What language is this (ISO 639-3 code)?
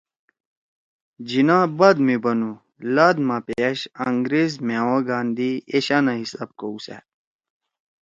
trw